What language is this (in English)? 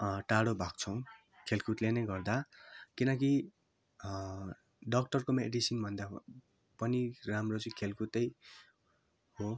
Nepali